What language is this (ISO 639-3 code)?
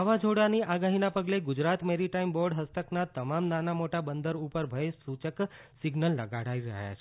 guj